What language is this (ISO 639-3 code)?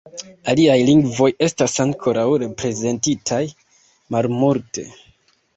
epo